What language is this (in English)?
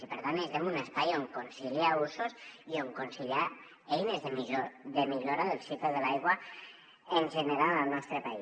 Catalan